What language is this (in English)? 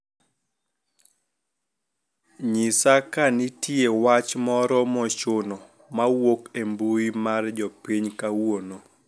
Luo (Kenya and Tanzania)